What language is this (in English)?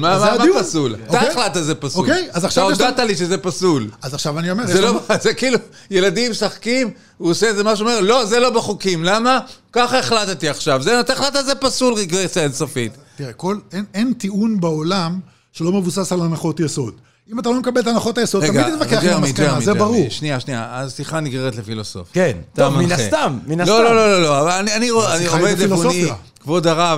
Hebrew